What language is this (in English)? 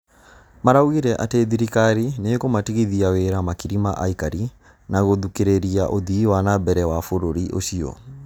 Kikuyu